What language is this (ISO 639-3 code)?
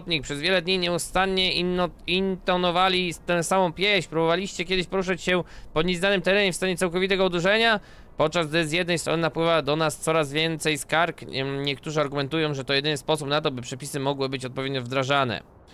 pol